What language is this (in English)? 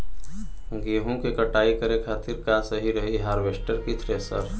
Bhojpuri